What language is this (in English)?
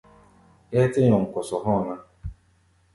Gbaya